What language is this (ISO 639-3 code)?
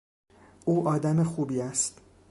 fas